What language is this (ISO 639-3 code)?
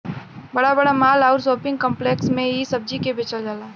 bho